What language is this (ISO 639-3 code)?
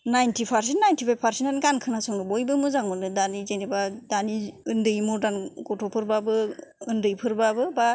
brx